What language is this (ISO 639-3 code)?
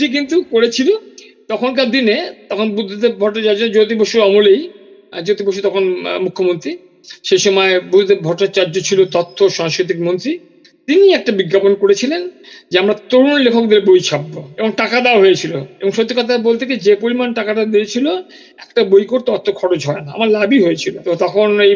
ben